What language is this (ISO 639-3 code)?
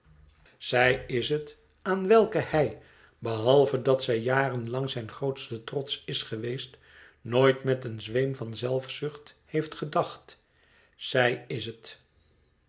nld